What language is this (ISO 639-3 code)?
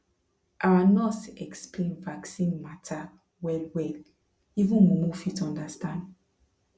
pcm